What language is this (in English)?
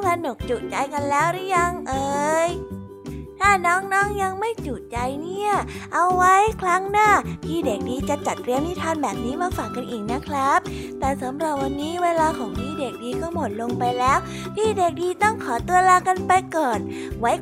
Thai